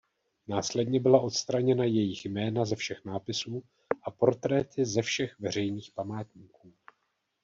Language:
Czech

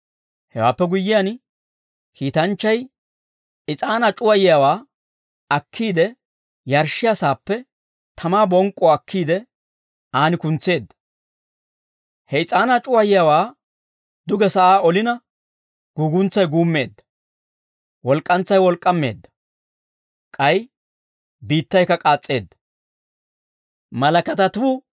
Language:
Dawro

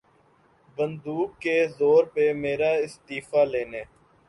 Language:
Urdu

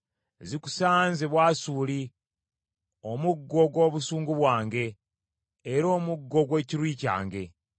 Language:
Ganda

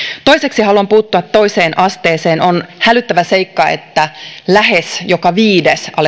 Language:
Finnish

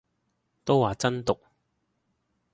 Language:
Cantonese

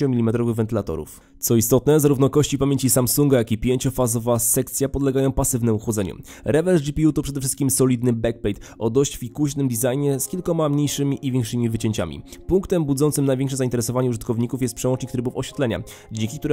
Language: Polish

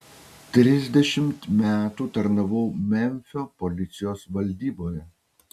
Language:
Lithuanian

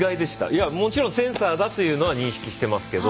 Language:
Japanese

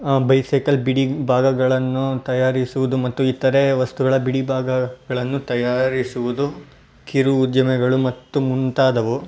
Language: Kannada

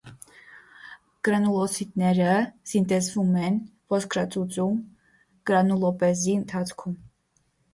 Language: Armenian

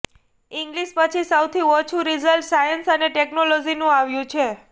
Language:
Gujarati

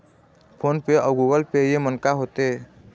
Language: Chhattisgarhi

